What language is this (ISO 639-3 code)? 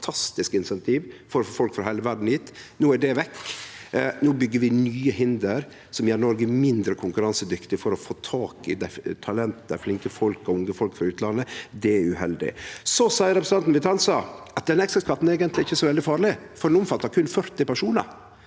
nor